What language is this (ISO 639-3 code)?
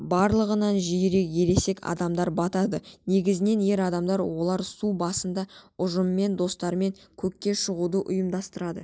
kaz